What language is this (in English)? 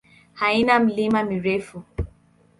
Swahili